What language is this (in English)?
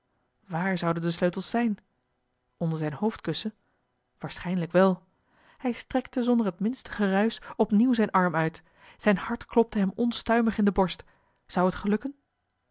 Dutch